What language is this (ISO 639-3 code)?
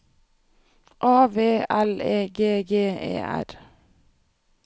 nor